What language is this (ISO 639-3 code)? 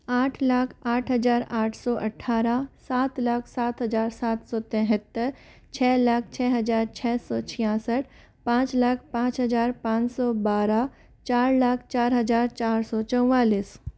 hin